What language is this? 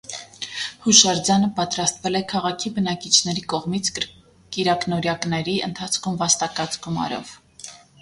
Armenian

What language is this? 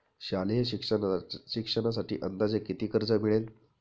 Marathi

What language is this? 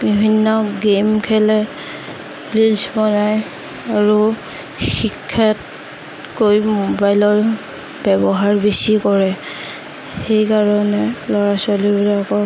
Assamese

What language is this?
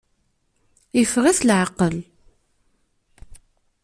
Kabyle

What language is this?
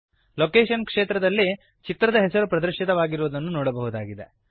Kannada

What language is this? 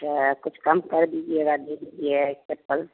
Hindi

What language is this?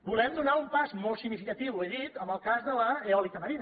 Catalan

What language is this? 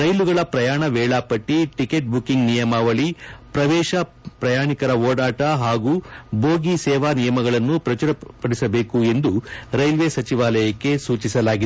Kannada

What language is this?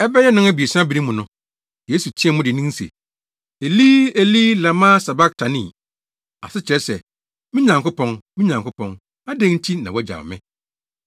Akan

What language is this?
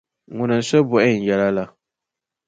Dagbani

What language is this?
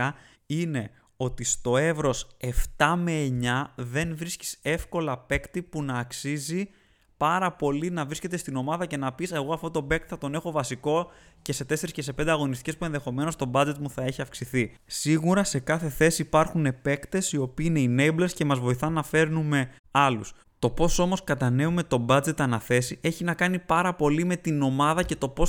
Greek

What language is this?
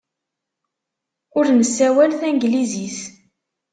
Kabyle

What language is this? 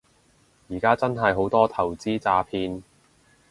Cantonese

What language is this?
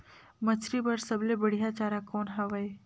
Chhattisgarhi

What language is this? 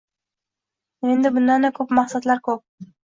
Uzbek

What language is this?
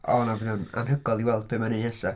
Welsh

